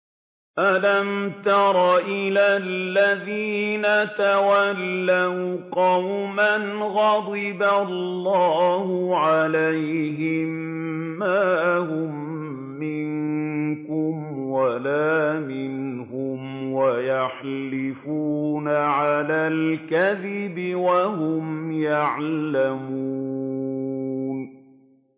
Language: Arabic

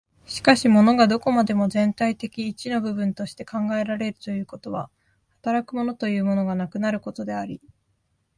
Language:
Japanese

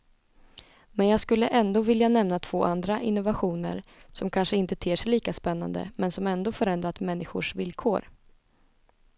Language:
Swedish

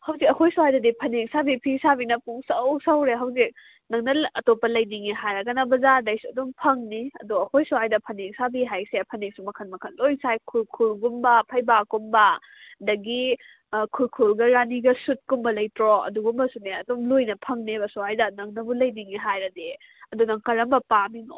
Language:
Manipuri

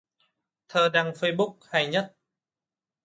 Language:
Vietnamese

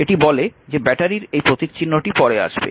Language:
Bangla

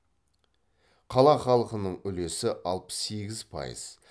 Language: Kazakh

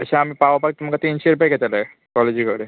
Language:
Konkani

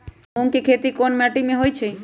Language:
Magahi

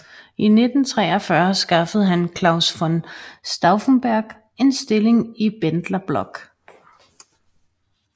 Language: Danish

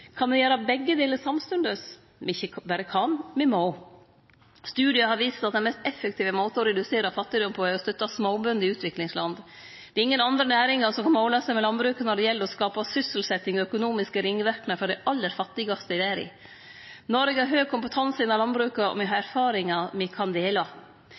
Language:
Norwegian Nynorsk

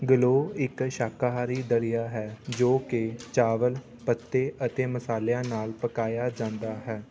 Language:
Punjabi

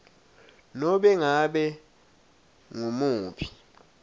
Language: Swati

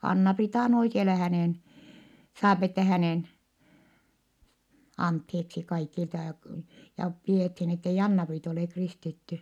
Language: Finnish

